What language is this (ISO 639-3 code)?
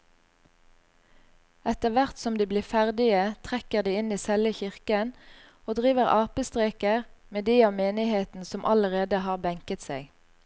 nor